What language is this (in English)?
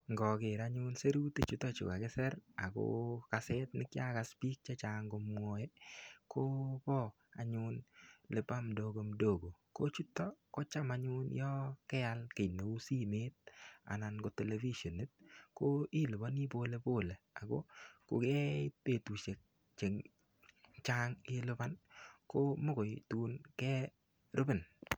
Kalenjin